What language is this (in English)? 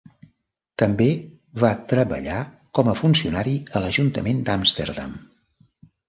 Catalan